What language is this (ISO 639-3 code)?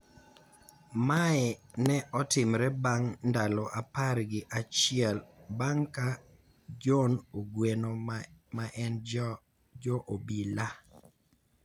luo